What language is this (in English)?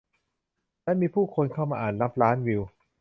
Thai